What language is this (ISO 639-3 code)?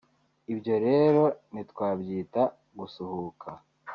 kin